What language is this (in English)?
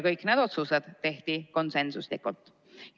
Estonian